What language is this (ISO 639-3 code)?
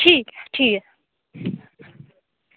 doi